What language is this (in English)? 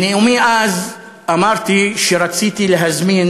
Hebrew